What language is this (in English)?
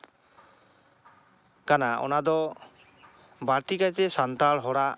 Santali